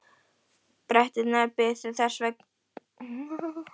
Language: Icelandic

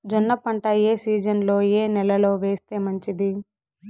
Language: Telugu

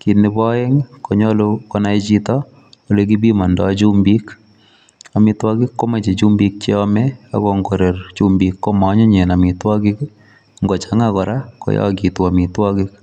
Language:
Kalenjin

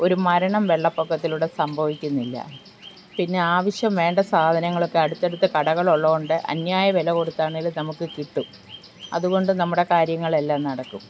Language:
Malayalam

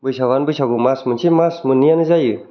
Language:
Bodo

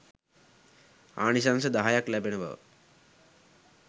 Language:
Sinhala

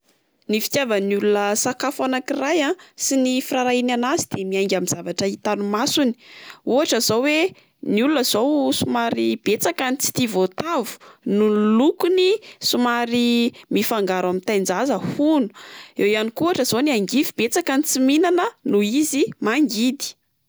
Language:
Malagasy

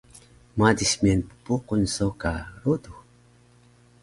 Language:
Taroko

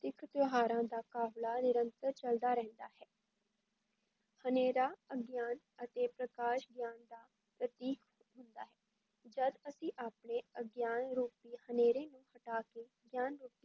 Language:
Punjabi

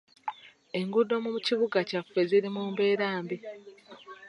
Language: Ganda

